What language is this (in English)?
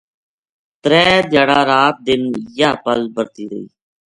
Gujari